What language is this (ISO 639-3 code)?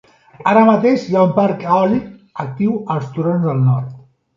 cat